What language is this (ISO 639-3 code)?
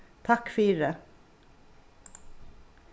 fao